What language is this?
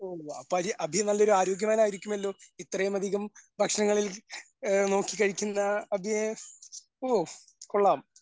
Malayalam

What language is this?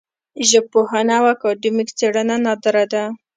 Pashto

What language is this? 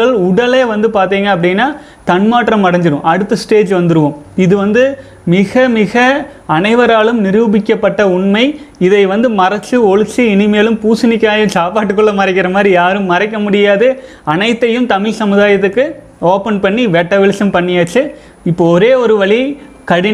Tamil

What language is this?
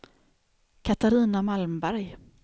Swedish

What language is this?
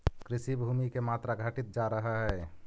Magahi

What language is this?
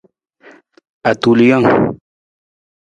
Nawdm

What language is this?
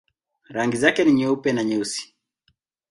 Swahili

